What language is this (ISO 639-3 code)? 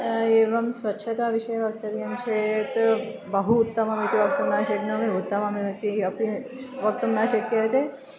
san